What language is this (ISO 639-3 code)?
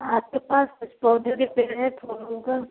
hin